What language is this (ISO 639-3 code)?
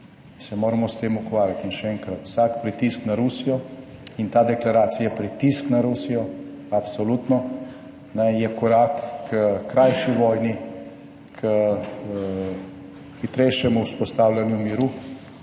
slv